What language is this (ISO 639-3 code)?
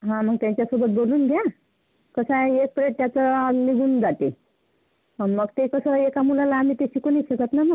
mar